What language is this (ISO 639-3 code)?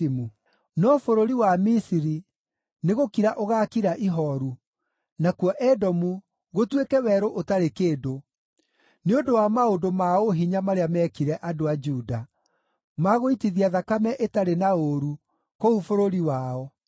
kik